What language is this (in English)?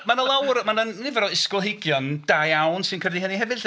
Welsh